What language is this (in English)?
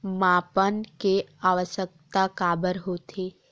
Chhattisgarhi